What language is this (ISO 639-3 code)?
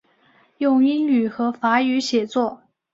zho